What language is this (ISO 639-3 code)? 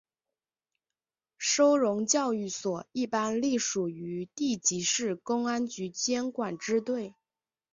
zho